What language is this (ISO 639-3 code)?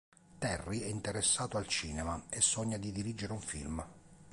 ita